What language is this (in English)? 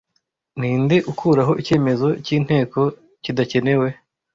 Kinyarwanda